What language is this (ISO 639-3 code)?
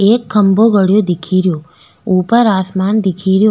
raj